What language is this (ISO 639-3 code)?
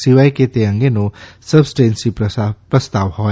guj